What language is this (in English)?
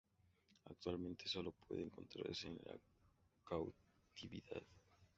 Spanish